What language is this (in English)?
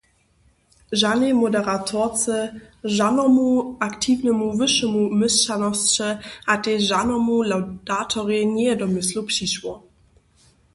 Upper Sorbian